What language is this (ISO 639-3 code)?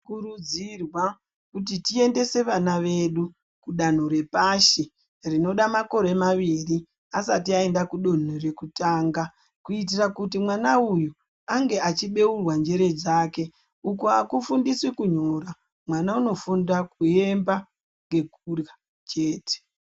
ndc